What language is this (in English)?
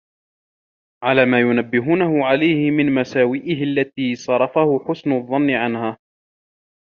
Arabic